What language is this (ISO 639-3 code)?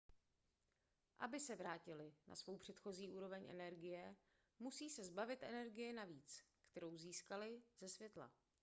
ces